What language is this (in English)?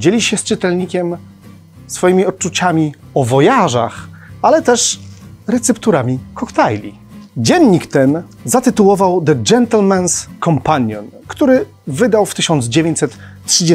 Polish